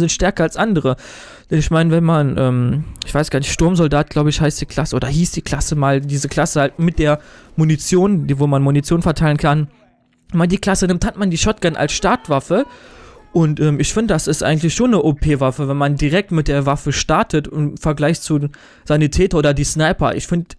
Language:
German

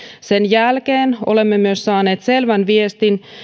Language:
Finnish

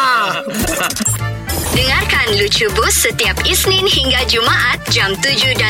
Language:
Malay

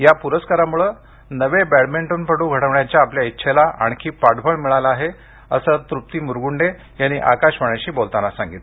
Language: Marathi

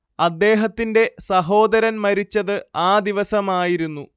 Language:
Malayalam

